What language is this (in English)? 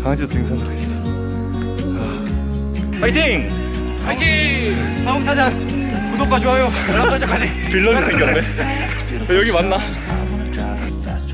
Korean